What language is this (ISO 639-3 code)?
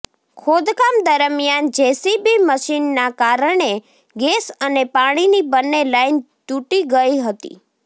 guj